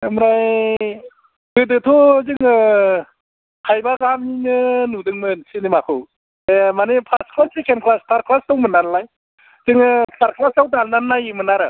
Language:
Bodo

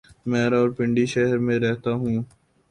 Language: Urdu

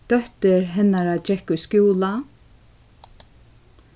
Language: Faroese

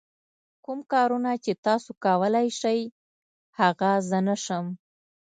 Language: Pashto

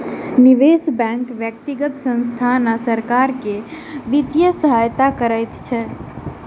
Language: Maithili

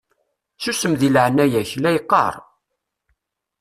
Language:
Kabyle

